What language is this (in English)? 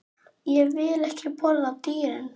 Icelandic